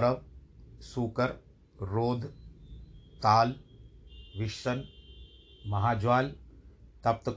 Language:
Hindi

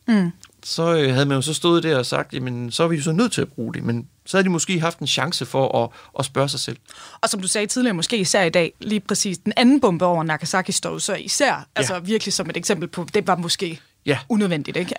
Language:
Danish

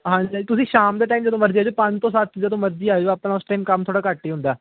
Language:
Punjabi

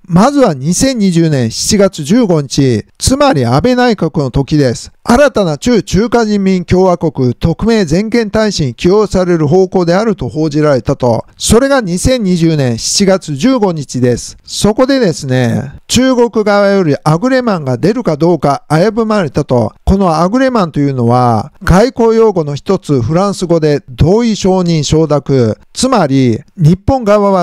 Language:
Japanese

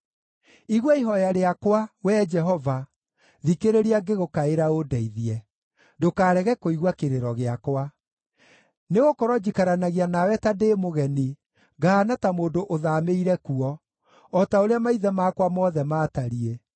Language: Kikuyu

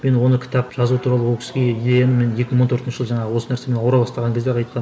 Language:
Kazakh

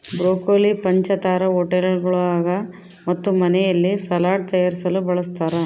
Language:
Kannada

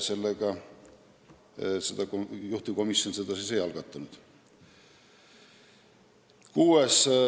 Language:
Estonian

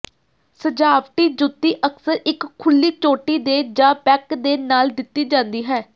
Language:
Punjabi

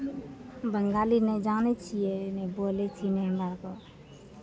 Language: Maithili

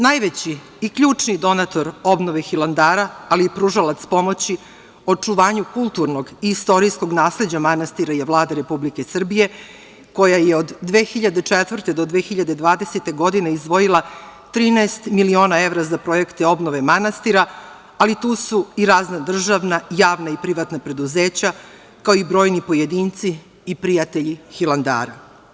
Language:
Serbian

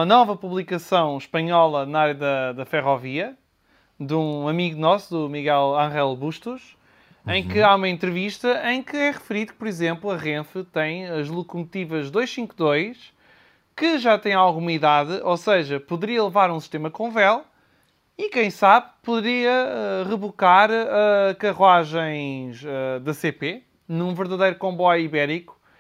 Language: Portuguese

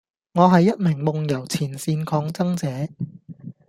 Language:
Cantonese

